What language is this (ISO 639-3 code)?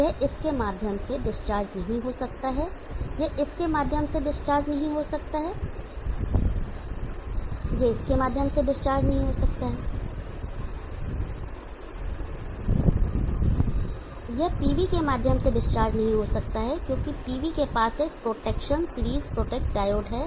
hin